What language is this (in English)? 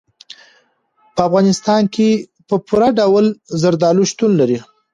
Pashto